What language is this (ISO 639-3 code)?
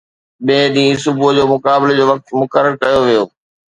snd